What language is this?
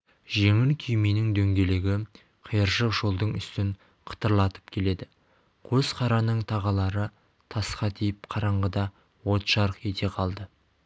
Kazakh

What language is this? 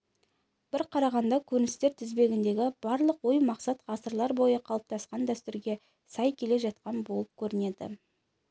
Kazakh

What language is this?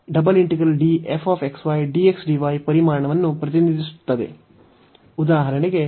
Kannada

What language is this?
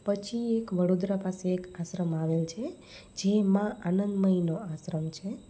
Gujarati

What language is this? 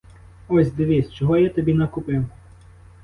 Ukrainian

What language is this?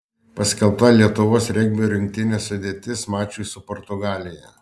Lithuanian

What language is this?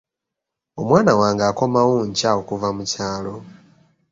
Ganda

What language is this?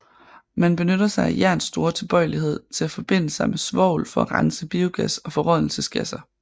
Danish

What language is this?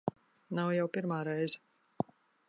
Latvian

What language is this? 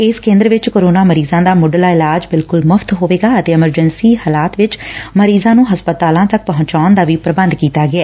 Punjabi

